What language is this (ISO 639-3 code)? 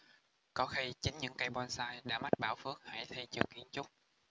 vie